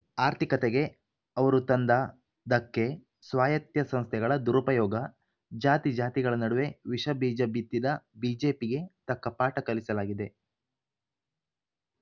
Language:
Kannada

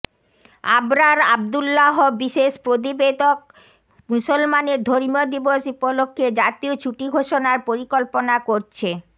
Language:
Bangla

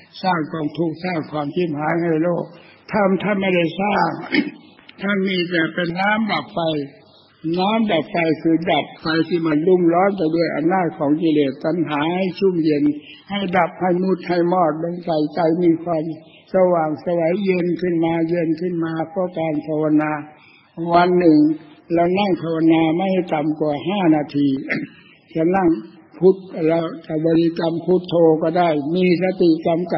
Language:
Thai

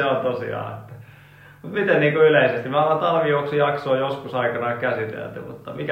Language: Finnish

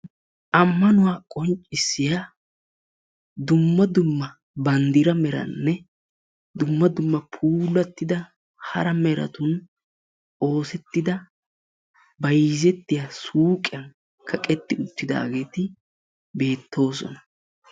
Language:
Wolaytta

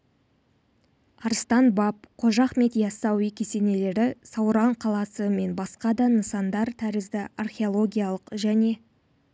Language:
Kazakh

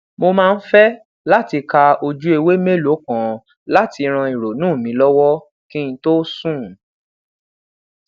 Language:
Yoruba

